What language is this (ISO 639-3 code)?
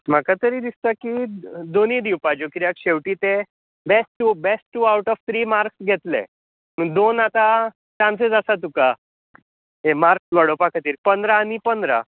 kok